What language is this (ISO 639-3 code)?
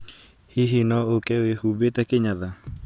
kik